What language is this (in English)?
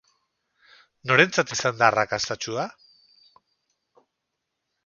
Basque